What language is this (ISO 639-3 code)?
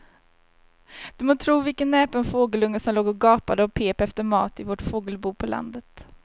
swe